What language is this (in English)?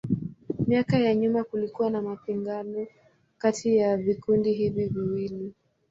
Swahili